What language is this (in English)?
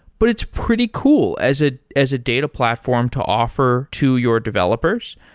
English